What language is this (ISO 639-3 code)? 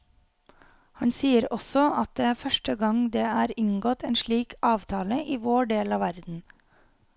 nor